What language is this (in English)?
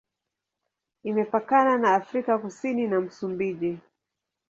Swahili